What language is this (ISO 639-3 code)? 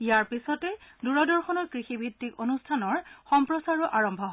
asm